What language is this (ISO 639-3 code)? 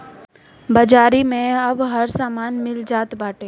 bho